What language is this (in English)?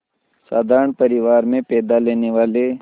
Hindi